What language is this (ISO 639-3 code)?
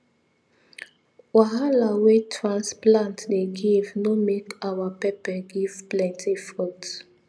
pcm